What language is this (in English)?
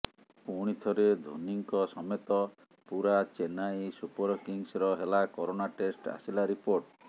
Odia